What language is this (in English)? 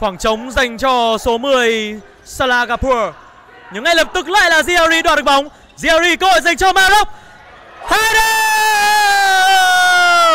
Vietnamese